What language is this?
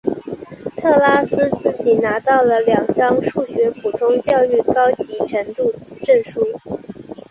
Chinese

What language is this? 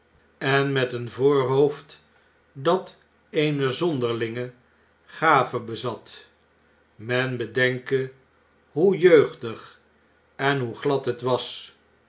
Dutch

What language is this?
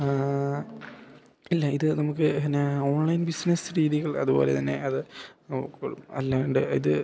Malayalam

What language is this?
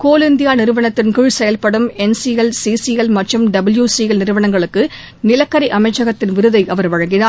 Tamil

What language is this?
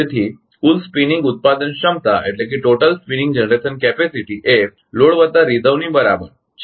Gujarati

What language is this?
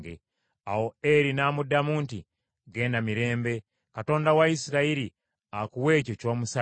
Ganda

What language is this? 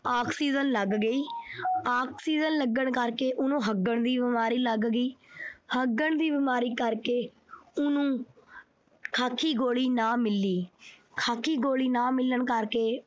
Punjabi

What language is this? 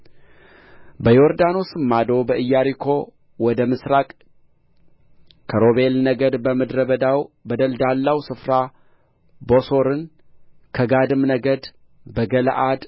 Amharic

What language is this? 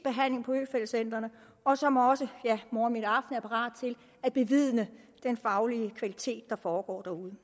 Danish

